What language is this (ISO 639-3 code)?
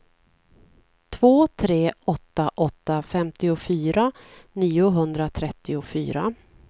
swe